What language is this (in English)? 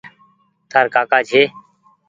Goaria